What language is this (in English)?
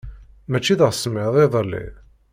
Kabyle